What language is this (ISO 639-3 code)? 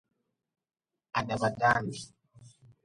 nmz